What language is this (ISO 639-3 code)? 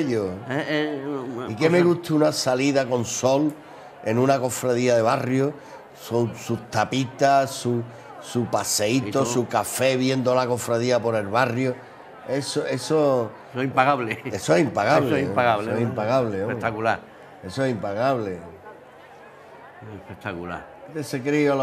spa